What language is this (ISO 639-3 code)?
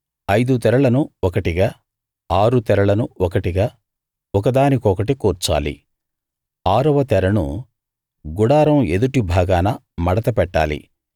tel